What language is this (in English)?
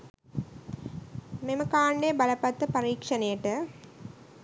Sinhala